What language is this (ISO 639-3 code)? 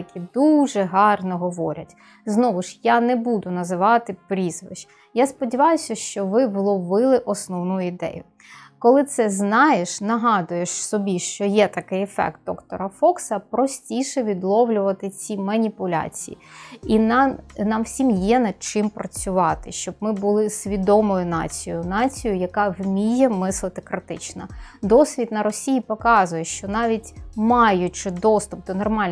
ukr